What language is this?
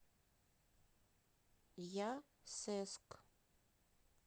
Russian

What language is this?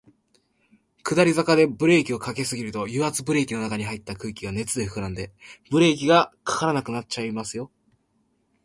Japanese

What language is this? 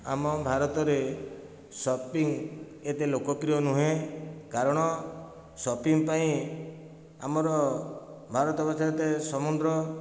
Odia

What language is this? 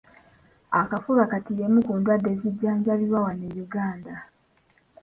Ganda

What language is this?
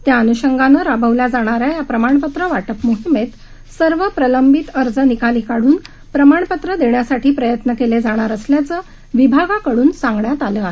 Marathi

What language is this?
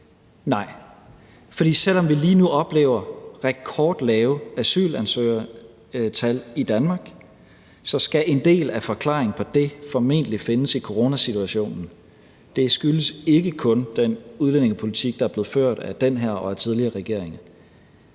Danish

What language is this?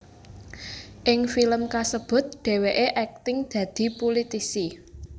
Javanese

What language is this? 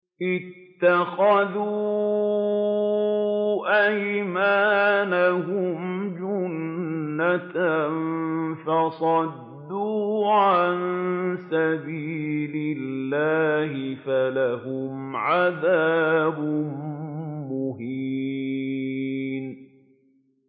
Arabic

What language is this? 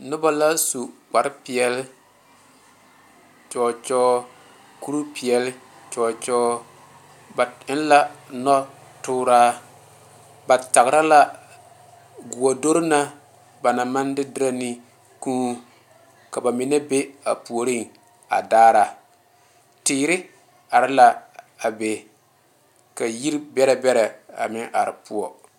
Southern Dagaare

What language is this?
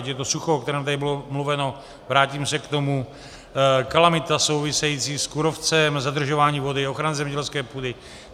Czech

